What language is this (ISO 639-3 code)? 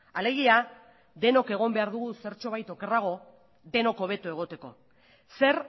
eus